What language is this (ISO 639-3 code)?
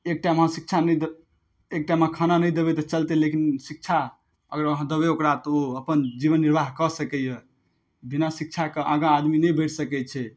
mai